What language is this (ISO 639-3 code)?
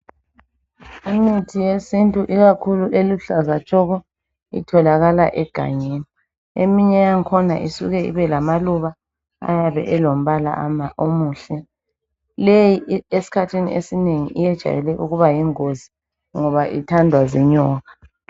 nde